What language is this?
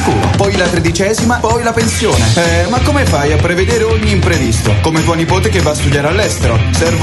Italian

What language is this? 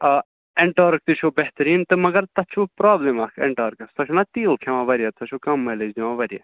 Kashmiri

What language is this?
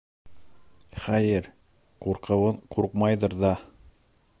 Bashkir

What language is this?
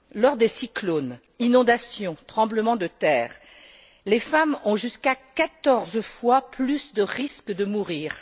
French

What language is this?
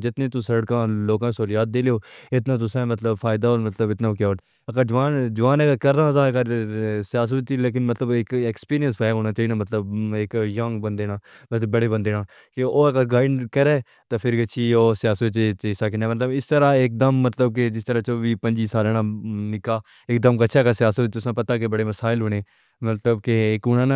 Pahari-Potwari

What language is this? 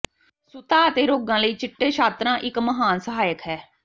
Punjabi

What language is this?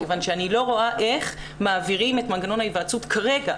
Hebrew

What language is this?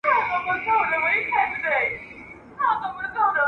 Pashto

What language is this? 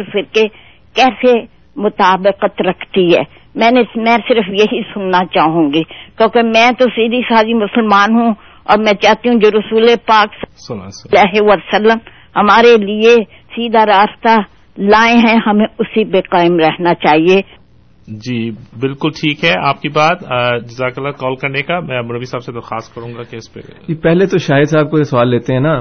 Urdu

